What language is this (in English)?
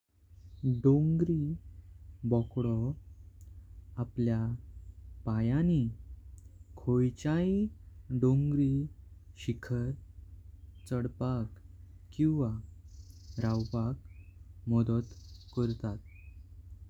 Konkani